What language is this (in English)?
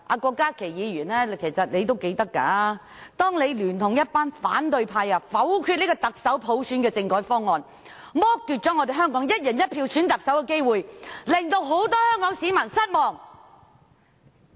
Cantonese